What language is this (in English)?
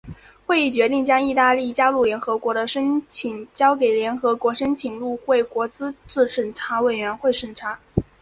Chinese